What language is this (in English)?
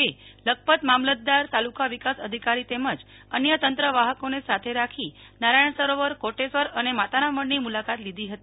Gujarati